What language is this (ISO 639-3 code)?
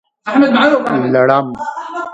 pus